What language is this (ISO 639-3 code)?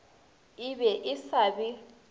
nso